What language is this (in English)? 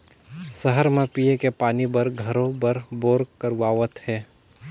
Chhattisgarhi